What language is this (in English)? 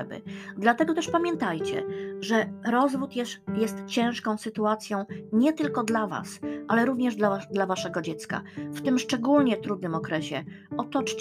Polish